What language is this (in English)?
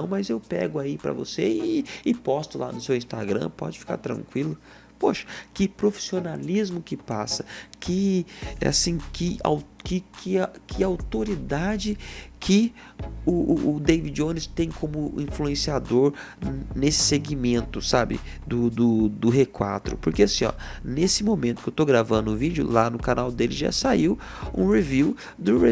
Portuguese